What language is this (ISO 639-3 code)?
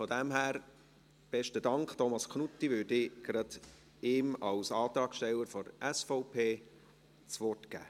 gsw